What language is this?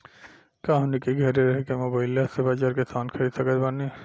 Bhojpuri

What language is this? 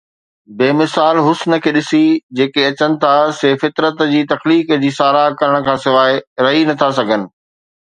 Sindhi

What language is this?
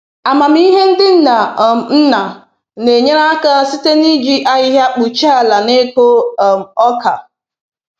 Igbo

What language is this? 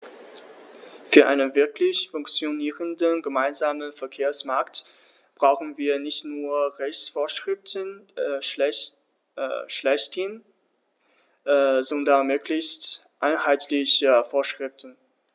German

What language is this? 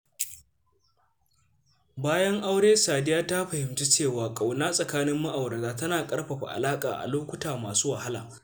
Hausa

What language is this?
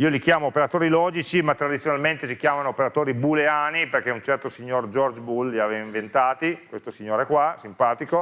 Italian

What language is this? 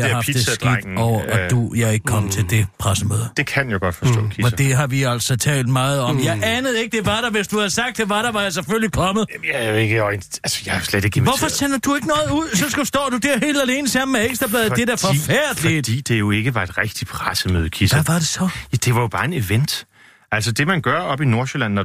Danish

